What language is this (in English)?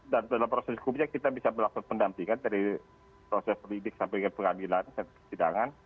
Indonesian